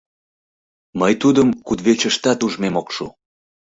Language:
Mari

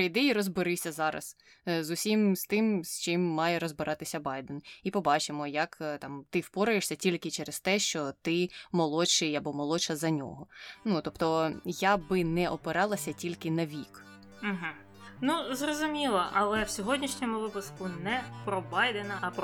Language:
Ukrainian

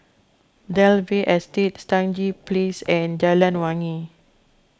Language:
English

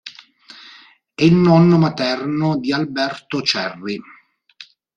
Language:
Italian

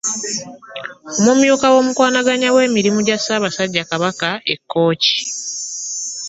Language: Ganda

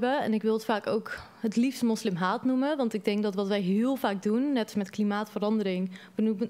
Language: Dutch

